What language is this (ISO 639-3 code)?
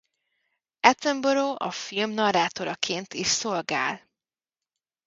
hun